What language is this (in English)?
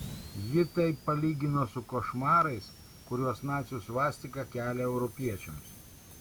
Lithuanian